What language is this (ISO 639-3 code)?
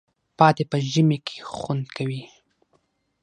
pus